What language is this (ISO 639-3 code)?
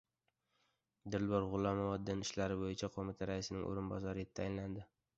uzb